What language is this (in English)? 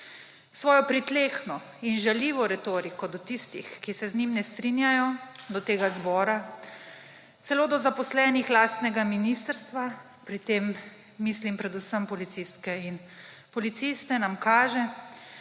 Slovenian